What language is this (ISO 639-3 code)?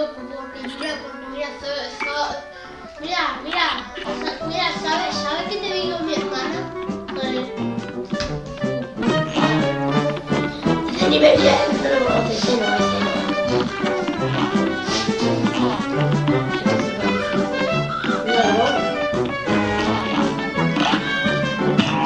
spa